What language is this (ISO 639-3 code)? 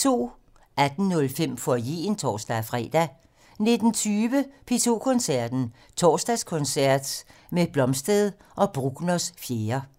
dan